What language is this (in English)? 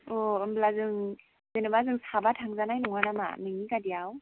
Bodo